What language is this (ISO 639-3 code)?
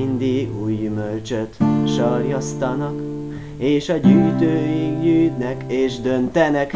hun